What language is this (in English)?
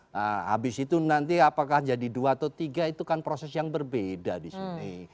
Indonesian